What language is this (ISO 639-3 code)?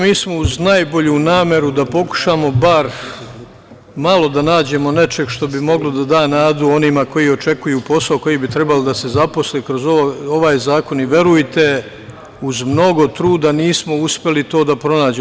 srp